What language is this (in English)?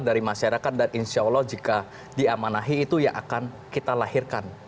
Indonesian